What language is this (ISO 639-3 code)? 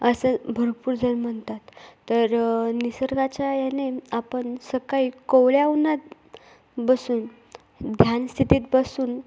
mar